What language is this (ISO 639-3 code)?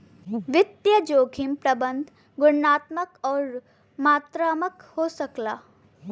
bho